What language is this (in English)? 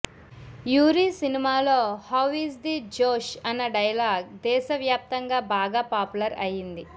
Telugu